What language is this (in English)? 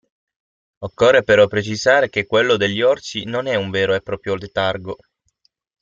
Italian